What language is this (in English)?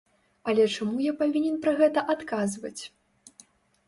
Belarusian